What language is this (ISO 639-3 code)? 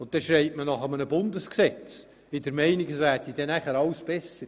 gsw